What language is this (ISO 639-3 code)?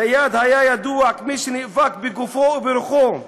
heb